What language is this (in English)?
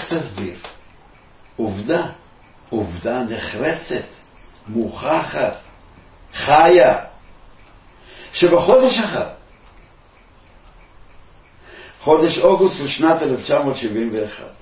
Hebrew